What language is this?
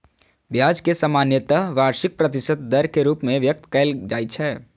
Maithili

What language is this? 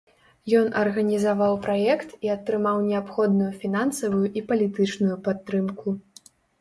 Belarusian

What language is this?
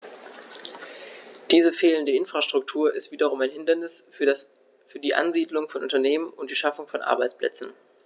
German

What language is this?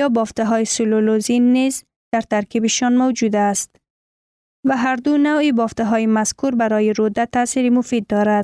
Persian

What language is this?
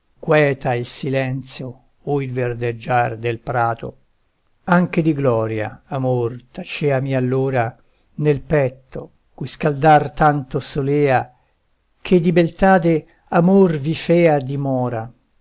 Italian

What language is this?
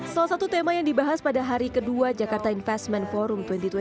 Indonesian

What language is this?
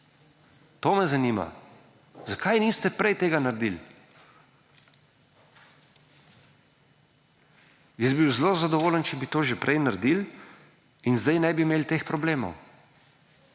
Slovenian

